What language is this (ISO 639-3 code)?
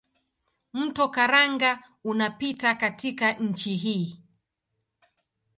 swa